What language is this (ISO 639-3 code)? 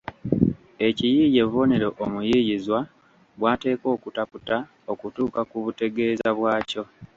lug